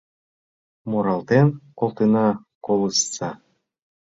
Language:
Mari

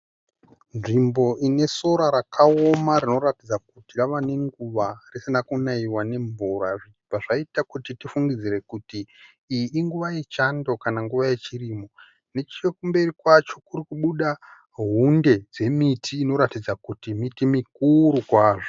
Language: Shona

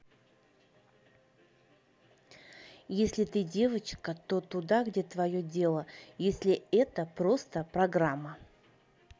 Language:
Russian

